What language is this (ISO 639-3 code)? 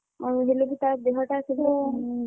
ori